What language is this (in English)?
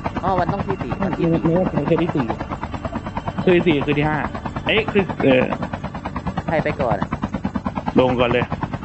Thai